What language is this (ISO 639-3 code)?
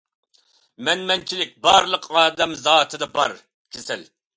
uig